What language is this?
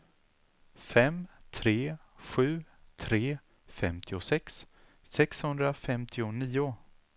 Swedish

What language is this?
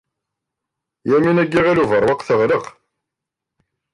Kabyle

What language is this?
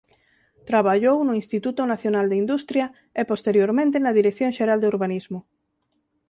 Galician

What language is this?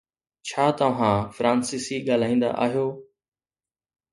Sindhi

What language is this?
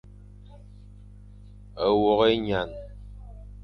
Fang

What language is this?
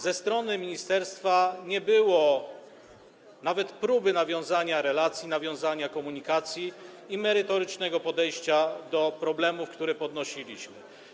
Polish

